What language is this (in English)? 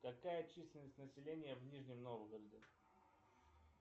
Russian